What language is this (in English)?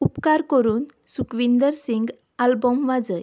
Konkani